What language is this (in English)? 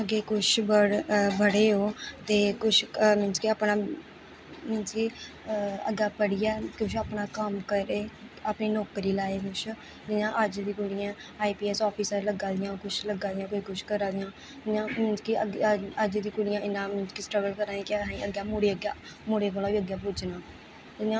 Dogri